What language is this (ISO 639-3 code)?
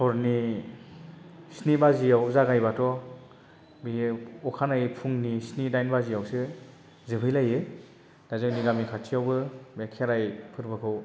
brx